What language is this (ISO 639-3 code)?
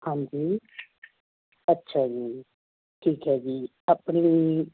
pan